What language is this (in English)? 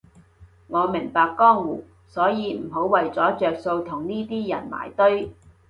Cantonese